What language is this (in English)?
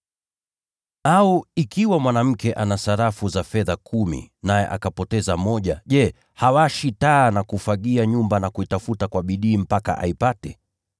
Swahili